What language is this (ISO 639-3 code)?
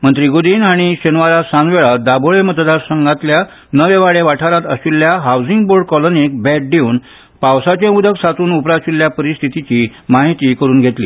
kok